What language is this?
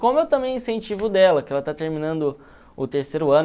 Portuguese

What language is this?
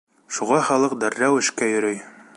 Bashkir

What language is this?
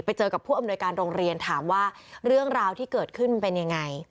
Thai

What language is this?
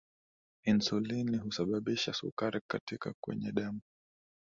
Swahili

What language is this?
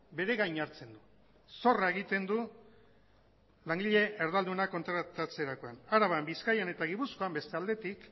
Basque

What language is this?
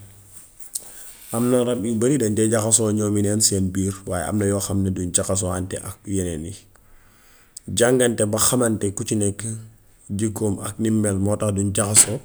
Gambian Wolof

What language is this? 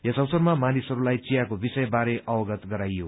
Nepali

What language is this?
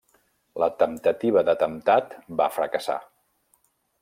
Catalan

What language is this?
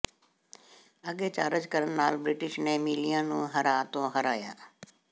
Punjabi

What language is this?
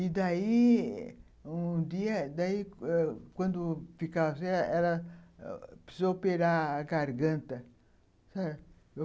Portuguese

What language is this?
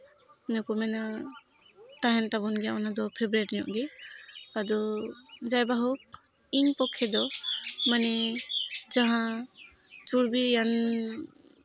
Santali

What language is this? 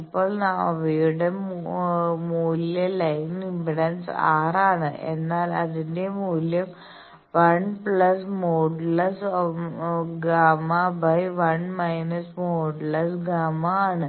Malayalam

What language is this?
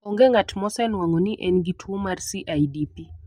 Luo (Kenya and Tanzania)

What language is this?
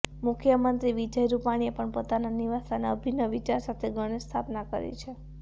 Gujarati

